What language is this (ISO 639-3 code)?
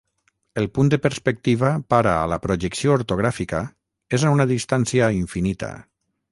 cat